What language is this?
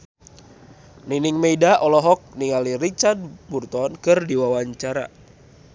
Sundanese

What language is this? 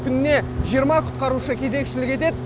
Kazakh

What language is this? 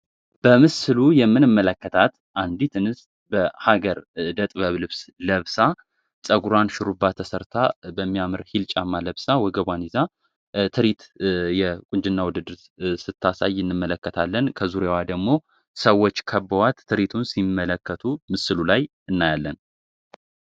Amharic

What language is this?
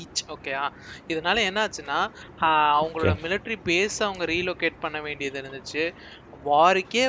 Tamil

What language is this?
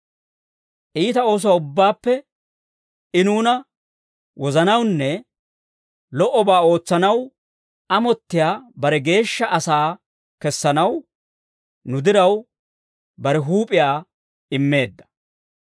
Dawro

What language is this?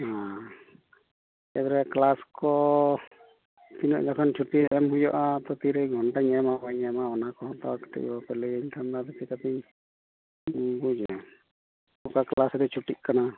Santali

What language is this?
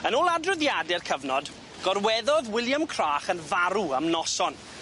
Welsh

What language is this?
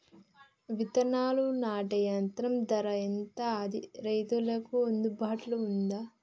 Telugu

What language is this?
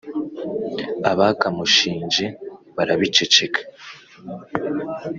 Kinyarwanda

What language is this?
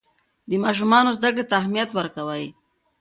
Pashto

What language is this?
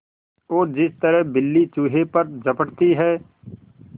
Hindi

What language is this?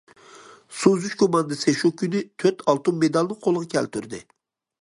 Uyghur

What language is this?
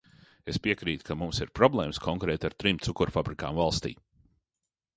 Latvian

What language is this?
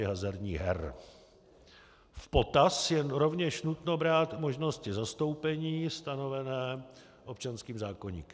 Czech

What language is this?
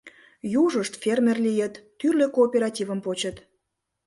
Mari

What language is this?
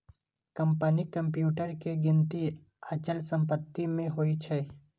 Maithili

